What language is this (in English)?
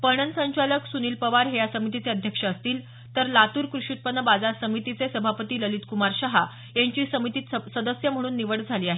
Marathi